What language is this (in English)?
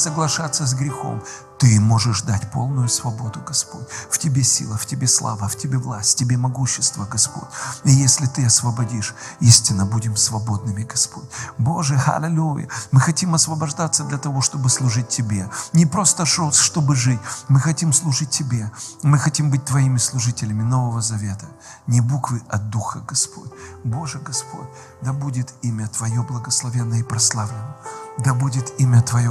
Russian